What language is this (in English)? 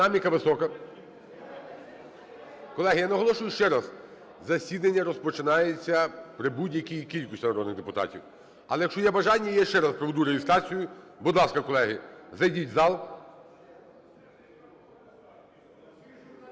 Ukrainian